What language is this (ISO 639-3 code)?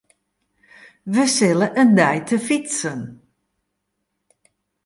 fry